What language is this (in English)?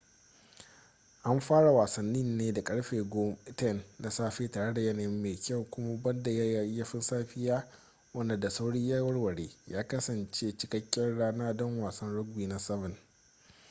Hausa